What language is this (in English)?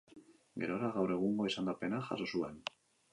Basque